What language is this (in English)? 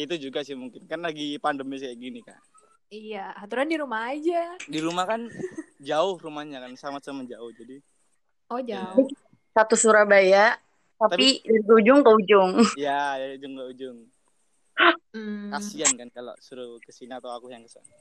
Indonesian